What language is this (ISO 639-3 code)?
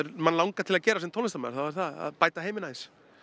isl